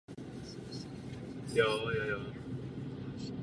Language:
Czech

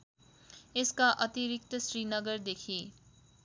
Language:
Nepali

